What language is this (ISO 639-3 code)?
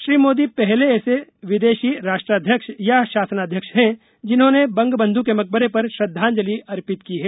hin